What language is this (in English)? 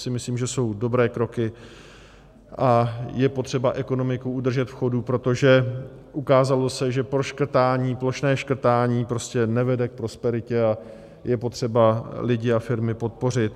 Czech